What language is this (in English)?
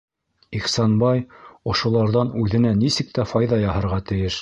Bashkir